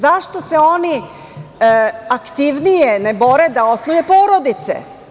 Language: Serbian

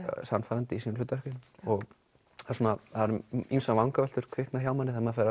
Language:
Icelandic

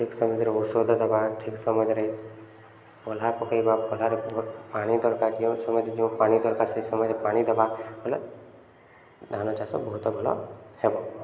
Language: Odia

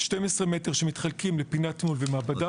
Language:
Hebrew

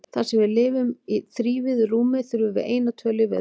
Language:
Icelandic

